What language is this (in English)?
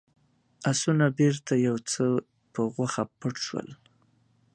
Pashto